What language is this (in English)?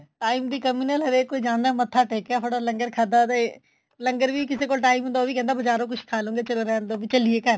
Punjabi